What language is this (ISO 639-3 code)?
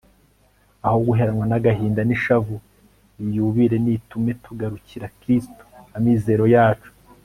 kin